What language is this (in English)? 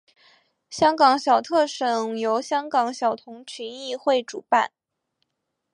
Chinese